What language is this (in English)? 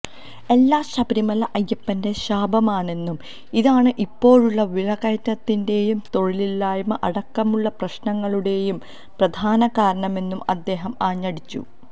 Malayalam